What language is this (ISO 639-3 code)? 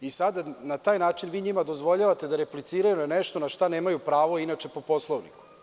srp